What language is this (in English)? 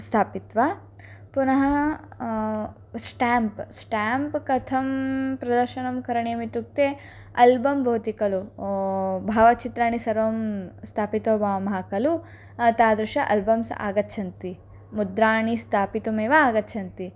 Sanskrit